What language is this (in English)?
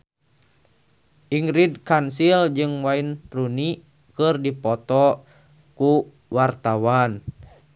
Sundanese